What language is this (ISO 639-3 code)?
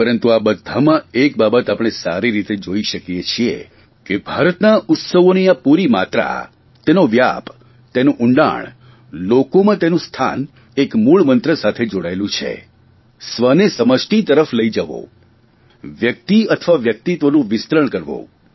guj